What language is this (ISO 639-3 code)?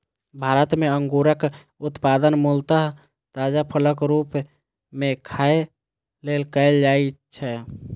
mai